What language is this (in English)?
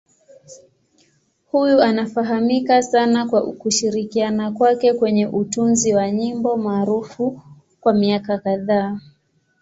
Swahili